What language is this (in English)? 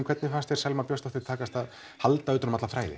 Icelandic